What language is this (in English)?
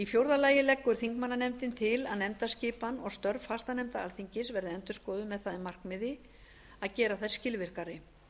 Icelandic